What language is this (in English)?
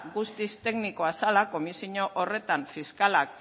Basque